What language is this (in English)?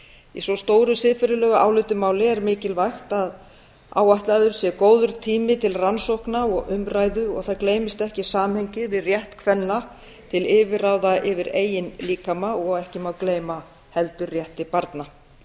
Icelandic